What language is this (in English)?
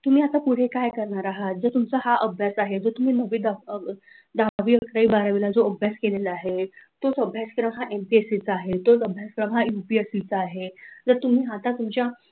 Marathi